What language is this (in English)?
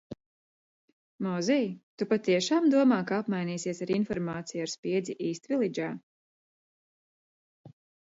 Latvian